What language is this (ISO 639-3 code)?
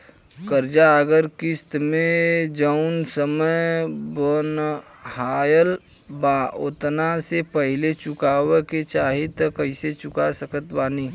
bho